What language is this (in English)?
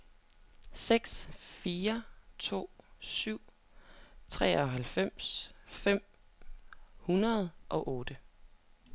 Danish